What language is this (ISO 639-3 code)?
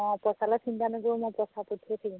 asm